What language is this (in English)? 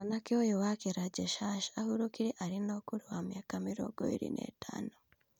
Kikuyu